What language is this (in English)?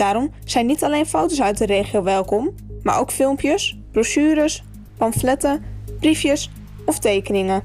Dutch